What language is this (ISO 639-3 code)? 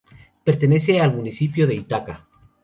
spa